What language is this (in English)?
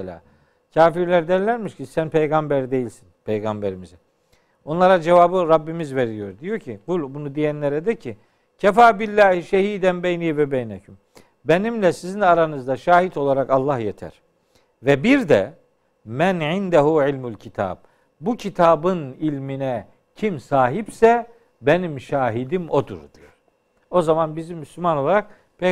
Turkish